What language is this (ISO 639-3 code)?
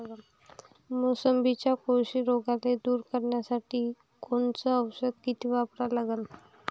mar